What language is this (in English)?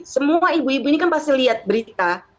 Indonesian